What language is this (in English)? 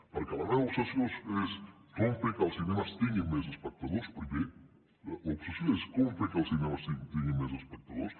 Catalan